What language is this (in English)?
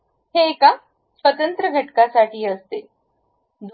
Marathi